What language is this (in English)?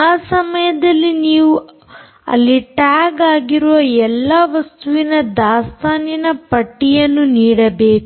Kannada